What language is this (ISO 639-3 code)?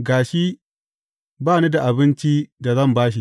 hau